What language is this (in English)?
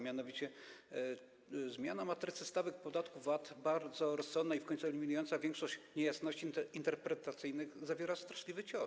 Polish